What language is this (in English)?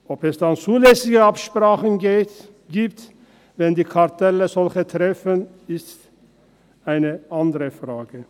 Swiss German